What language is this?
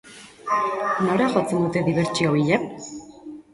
Basque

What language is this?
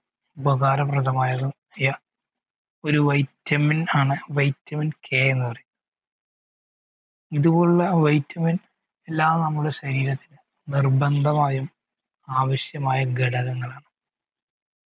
Malayalam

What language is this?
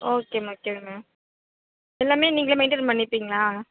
Tamil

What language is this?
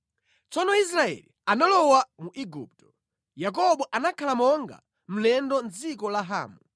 Nyanja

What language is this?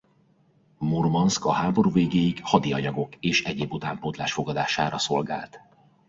Hungarian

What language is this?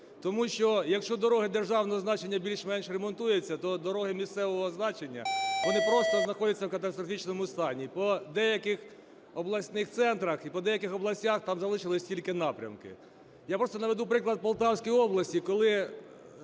Ukrainian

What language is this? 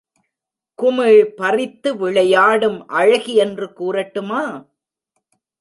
Tamil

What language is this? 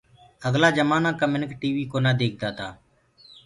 Gurgula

